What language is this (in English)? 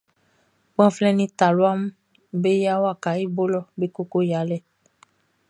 Baoulé